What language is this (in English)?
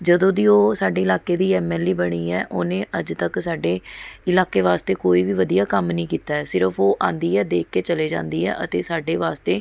Punjabi